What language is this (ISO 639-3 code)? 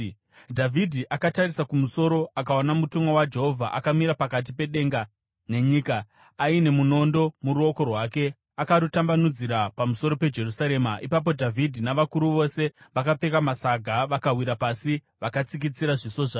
sna